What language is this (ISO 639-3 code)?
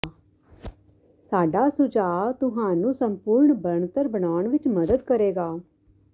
pan